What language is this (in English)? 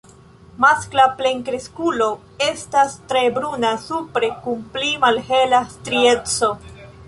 Esperanto